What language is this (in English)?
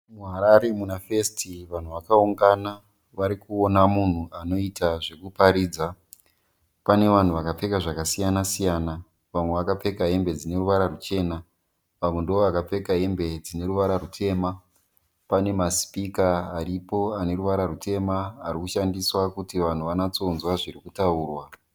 Shona